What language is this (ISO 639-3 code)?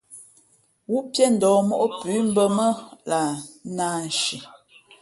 fmp